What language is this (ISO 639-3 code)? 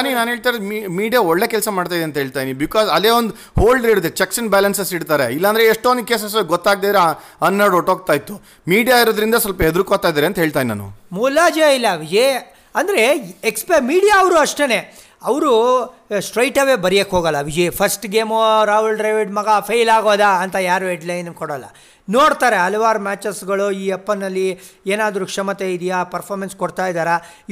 kan